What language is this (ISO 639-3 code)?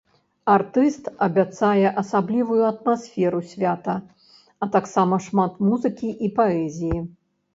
bel